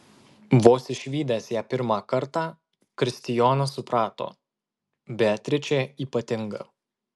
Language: Lithuanian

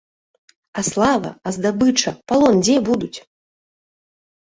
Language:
Belarusian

